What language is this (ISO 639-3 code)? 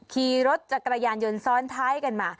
tha